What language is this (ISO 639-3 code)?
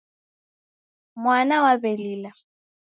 dav